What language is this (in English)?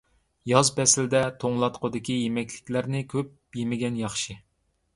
Uyghur